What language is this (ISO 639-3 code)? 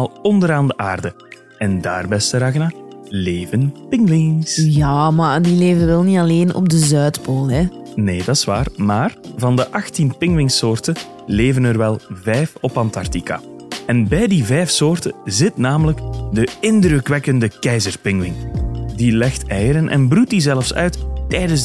nld